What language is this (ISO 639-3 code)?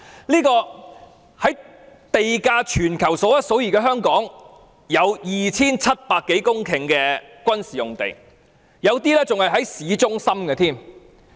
yue